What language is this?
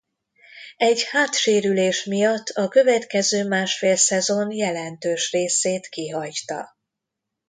Hungarian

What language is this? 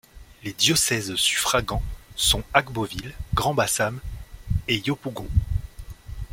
French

